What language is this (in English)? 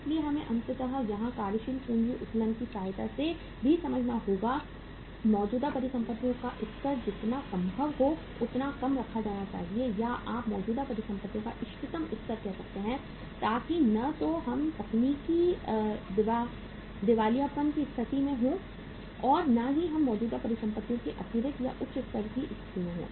Hindi